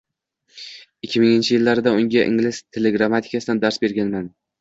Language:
Uzbek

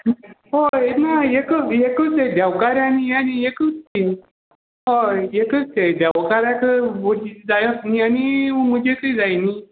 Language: Konkani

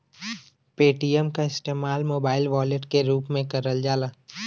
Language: Bhojpuri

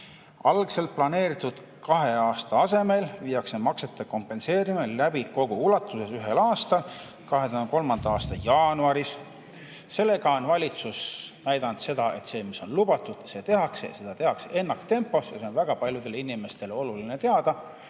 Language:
Estonian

